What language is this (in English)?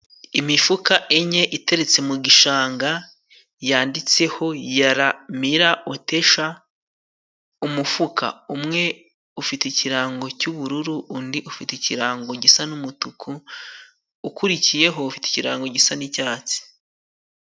Kinyarwanda